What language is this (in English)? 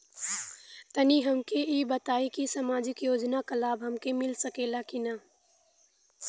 Bhojpuri